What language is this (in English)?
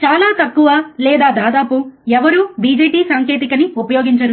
Telugu